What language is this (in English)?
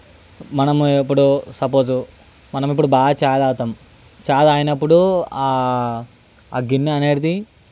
Telugu